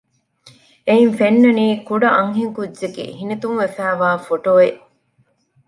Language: Divehi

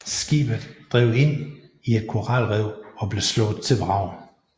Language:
Danish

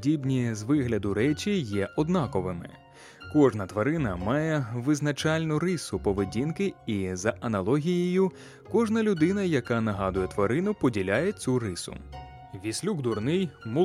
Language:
Ukrainian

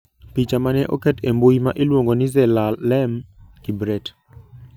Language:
Luo (Kenya and Tanzania)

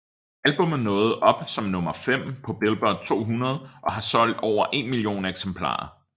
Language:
Danish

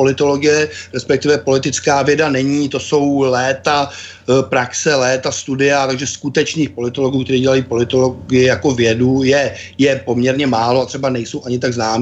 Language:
Czech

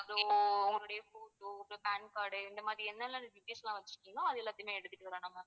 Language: Tamil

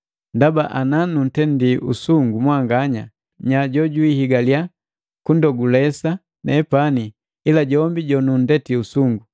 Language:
Matengo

